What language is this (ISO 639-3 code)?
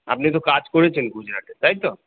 ben